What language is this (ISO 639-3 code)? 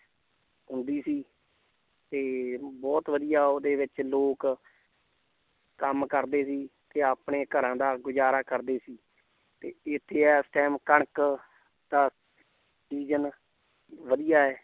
pan